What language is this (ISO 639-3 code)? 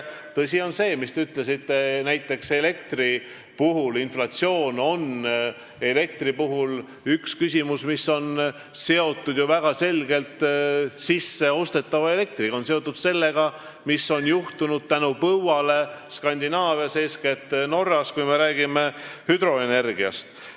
est